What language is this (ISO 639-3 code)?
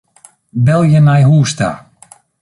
fry